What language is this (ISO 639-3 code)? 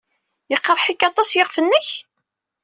kab